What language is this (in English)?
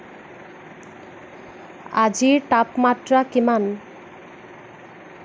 Assamese